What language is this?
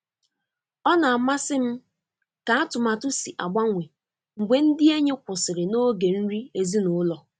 Igbo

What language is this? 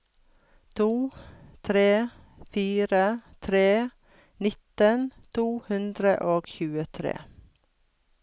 Norwegian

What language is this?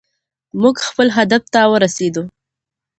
Pashto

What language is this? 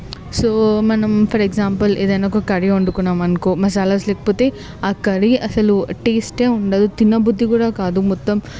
Telugu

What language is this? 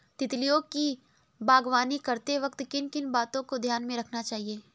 Hindi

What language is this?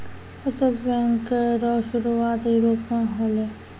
Maithili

